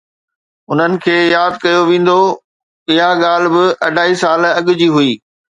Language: Sindhi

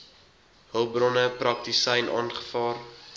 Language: Afrikaans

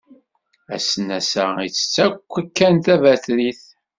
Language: Kabyle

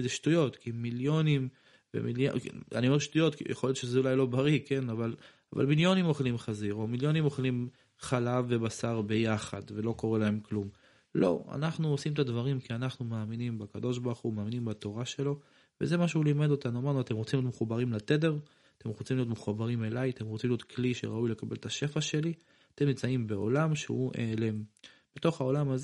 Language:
Hebrew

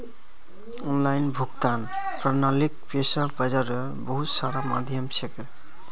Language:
Magahi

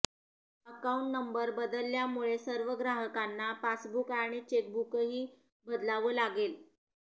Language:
Marathi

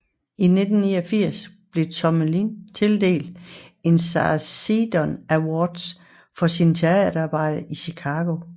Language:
Danish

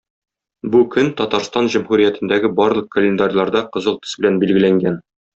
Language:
Tatar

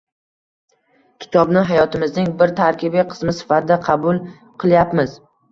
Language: Uzbek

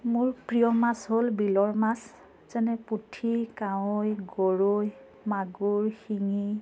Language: Assamese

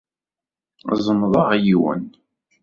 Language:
Kabyle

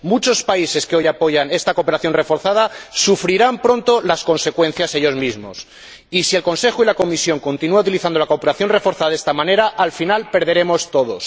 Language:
Spanish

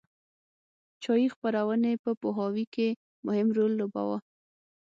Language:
Pashto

